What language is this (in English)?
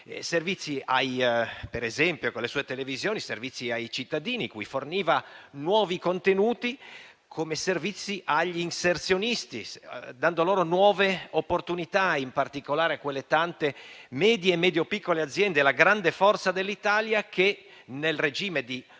Italian